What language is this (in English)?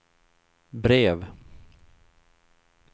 Swedish